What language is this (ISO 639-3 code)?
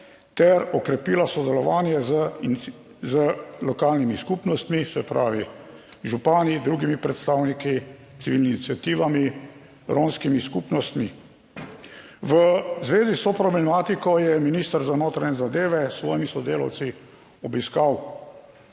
slv